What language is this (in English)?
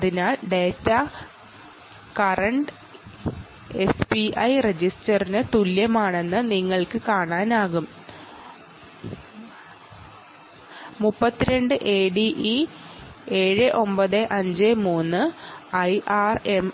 Malayalam